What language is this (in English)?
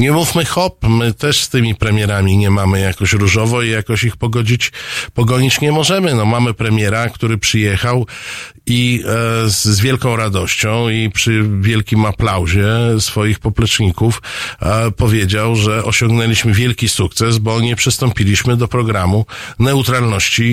Polish